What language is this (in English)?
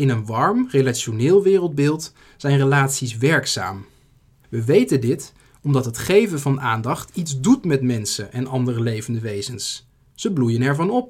Dutch